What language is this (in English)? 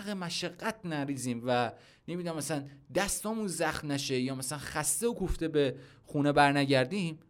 Persian